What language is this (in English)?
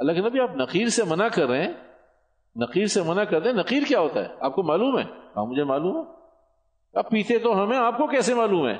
Urdu